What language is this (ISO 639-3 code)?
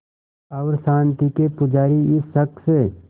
hin